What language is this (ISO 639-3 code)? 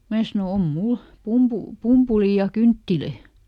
fin